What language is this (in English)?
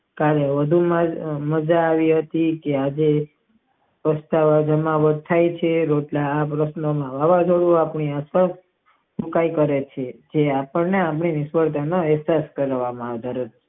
Gujarati